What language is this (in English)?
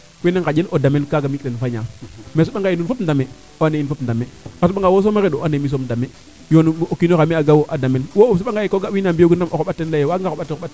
Serer